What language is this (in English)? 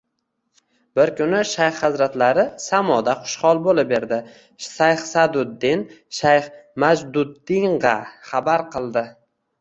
Uzbek